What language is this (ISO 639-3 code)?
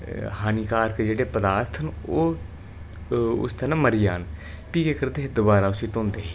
doi